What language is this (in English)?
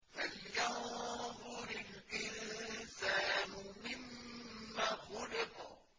Arabic